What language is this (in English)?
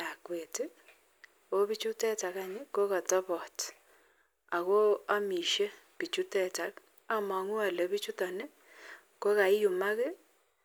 Kalenjin